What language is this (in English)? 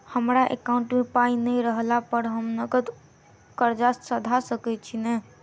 Maithili